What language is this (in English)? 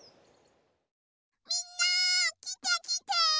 Japanese